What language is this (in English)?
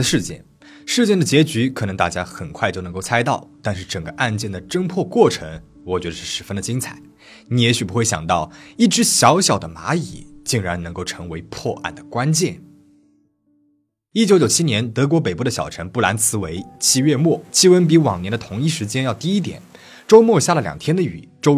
Chinese